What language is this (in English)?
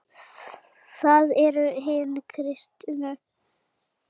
Icelandic